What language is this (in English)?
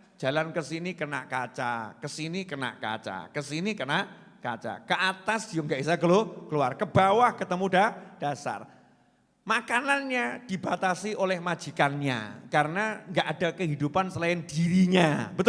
Indonesian